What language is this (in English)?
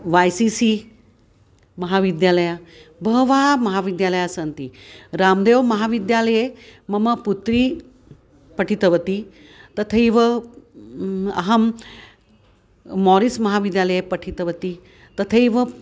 Sanskrit